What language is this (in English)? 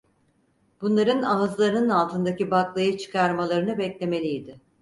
Turkish